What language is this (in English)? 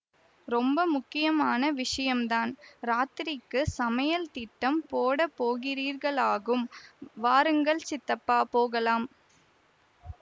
Tamil